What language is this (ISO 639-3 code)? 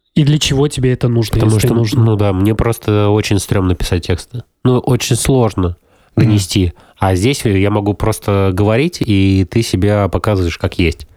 rus